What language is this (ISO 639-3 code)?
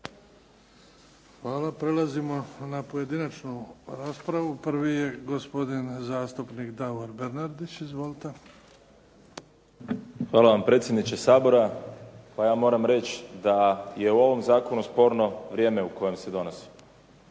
hrv